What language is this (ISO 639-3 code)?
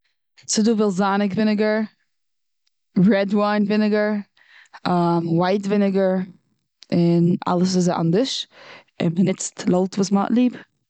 yid